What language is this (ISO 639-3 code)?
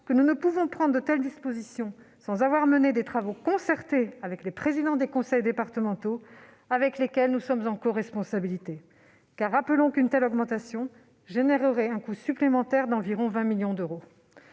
fra